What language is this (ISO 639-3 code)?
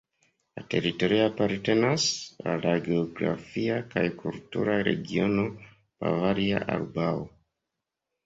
epo